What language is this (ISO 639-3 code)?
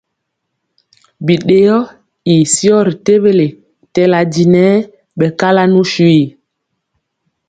mcx